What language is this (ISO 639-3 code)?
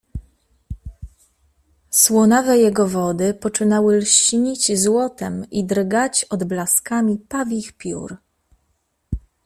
pol